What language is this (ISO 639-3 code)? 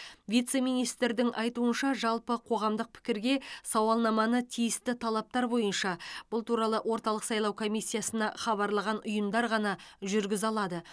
kaz